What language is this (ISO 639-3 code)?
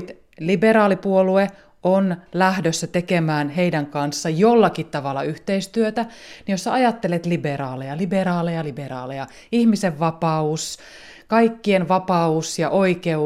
fin